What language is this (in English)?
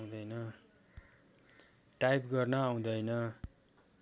Nepali